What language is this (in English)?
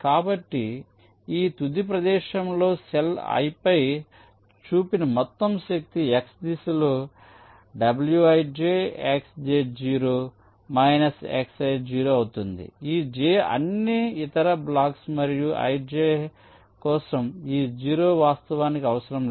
Telugu